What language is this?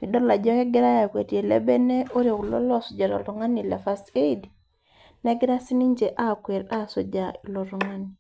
Masai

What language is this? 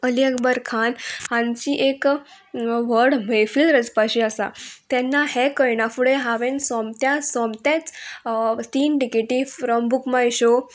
Konkani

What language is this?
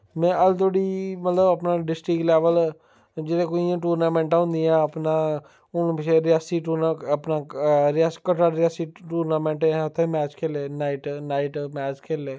Dogri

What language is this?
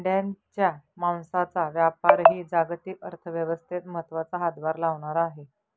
Marathi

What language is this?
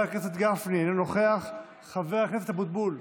Hebrew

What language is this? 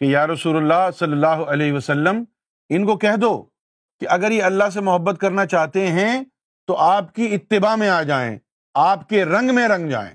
Urdu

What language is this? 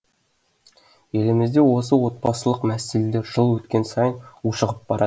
Kazakh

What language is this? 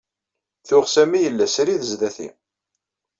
Kabyle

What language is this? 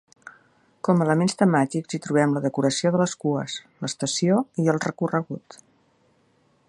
Catalan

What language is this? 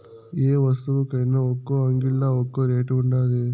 Telugu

